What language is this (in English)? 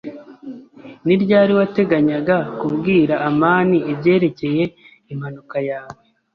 Kinyarwanda